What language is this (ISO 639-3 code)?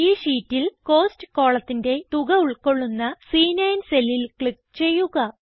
mal